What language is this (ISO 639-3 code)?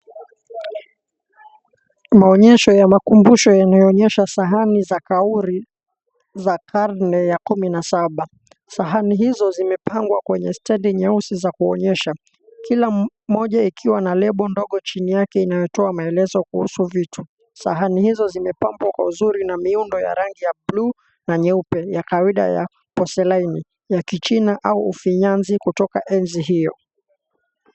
swa